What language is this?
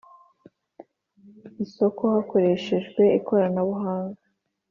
Kinyarwanda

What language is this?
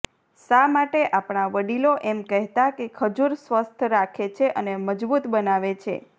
Gujarati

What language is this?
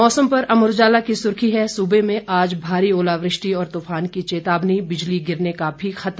Hindi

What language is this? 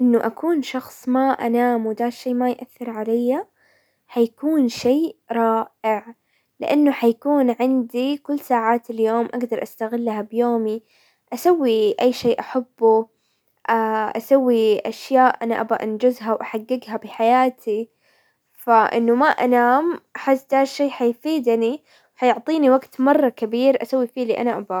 Hijazi Arabic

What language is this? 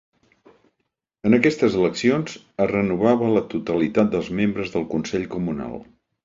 Catalan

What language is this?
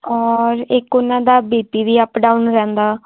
Punjabi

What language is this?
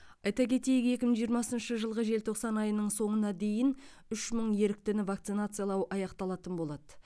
Kazakh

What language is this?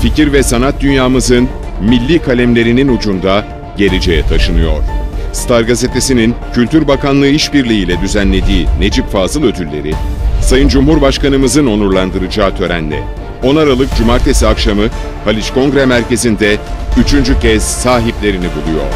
Turkish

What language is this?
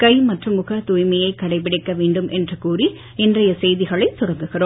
Tamil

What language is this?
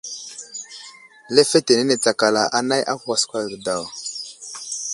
Wuzlam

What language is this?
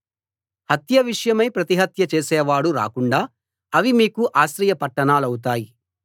Telugu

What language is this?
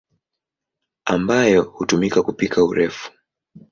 Swahili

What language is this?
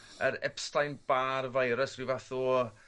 Welsh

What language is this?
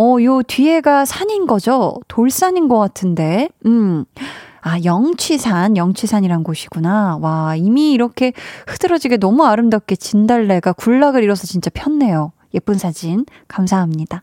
Korean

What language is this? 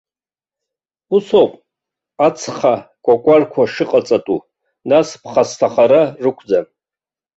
Abkhazian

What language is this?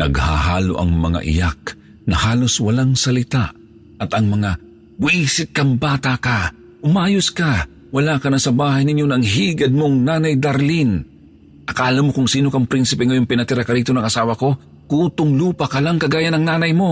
Filipino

